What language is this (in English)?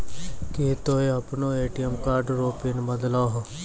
Maithili